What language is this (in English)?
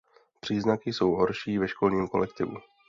Czech